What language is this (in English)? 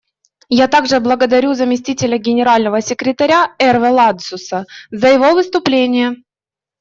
Russian